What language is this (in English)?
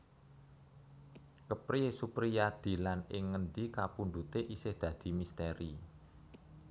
Javanese